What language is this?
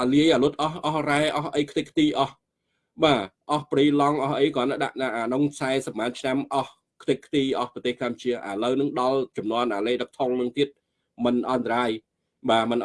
Vietnamese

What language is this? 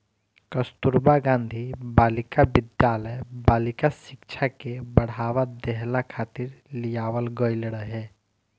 Bhojpuri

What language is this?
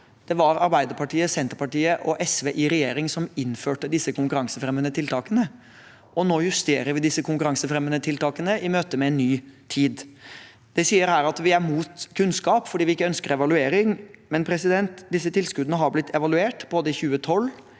Norwegian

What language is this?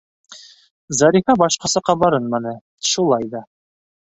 Bashkir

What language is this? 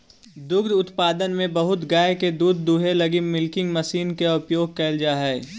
Magahi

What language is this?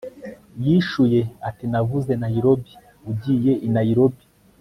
Kinyarwanda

